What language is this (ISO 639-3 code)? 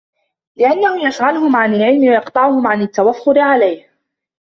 ara